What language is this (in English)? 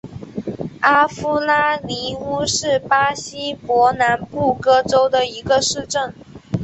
Chinese